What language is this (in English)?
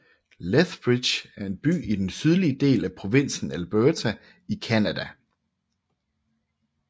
Danish